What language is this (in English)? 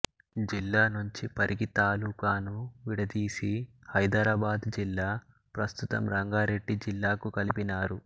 Telugu